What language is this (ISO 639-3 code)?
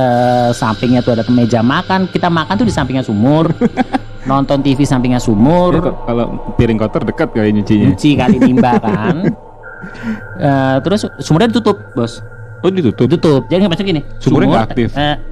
ind